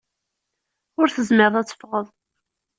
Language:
Kabyle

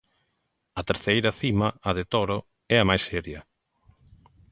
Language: Galician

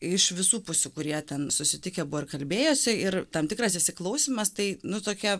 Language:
Lithuanian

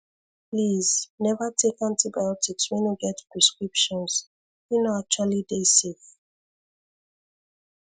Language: Nigerian Pidgin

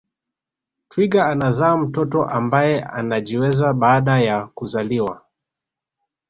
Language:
Swahili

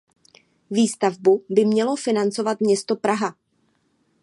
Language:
Czech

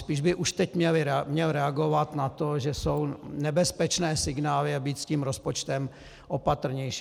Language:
Czech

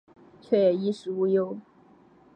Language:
Chinese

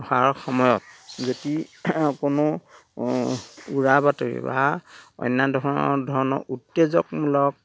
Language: Assamese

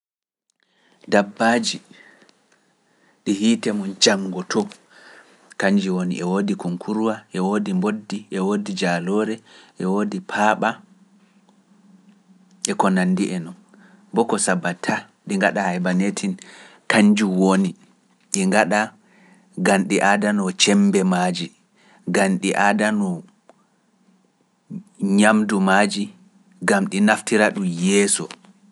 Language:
Pular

